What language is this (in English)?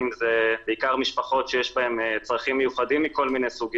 Hebrew